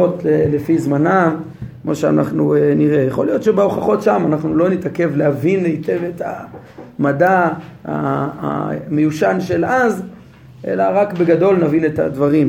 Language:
Hebrew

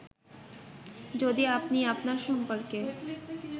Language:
Bangla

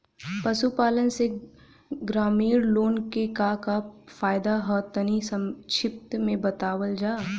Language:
Bhojpuri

